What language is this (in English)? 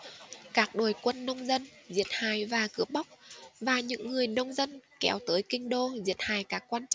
Vietnamese